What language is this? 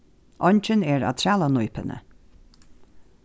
Faroese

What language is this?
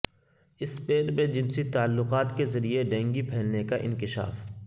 Urdu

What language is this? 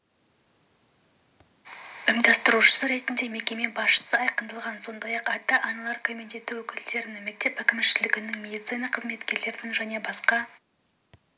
Kazakh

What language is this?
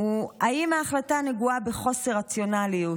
Hebrew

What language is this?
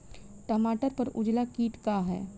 Bhojpuri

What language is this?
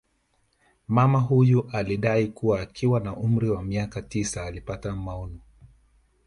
Swahili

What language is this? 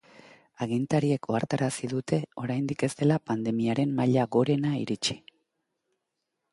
Basque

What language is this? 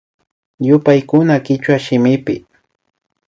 Imbabura Highland Quichua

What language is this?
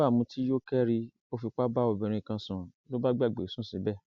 Yoruba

